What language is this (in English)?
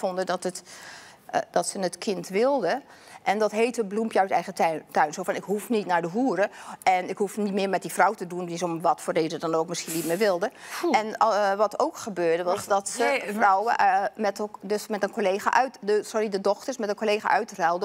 Dutch